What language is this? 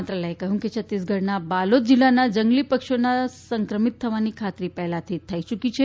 Gujarati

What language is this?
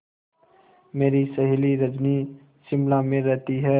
Hindi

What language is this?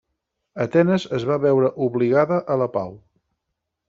Catalan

